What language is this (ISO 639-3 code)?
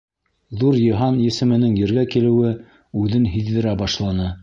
bak